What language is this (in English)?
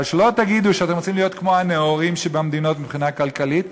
Hebrew